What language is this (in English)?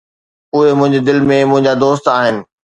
Sindhi